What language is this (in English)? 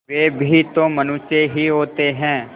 Hindi